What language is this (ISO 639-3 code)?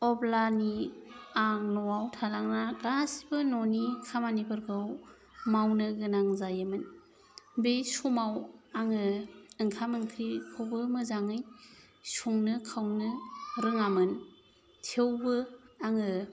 brx